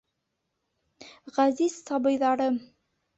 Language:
Bashkir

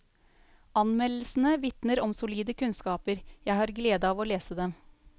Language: Norwegian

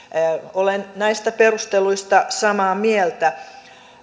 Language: Finnish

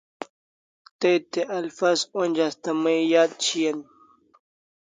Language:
Kalasha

